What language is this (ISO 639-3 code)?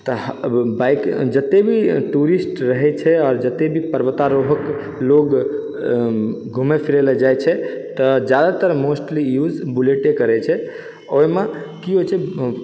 mai